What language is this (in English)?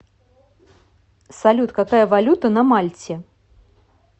Russian